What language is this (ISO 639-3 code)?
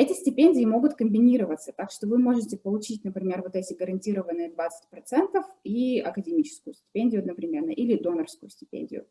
rus